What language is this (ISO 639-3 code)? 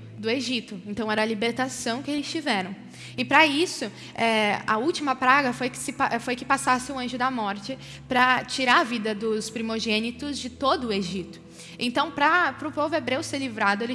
por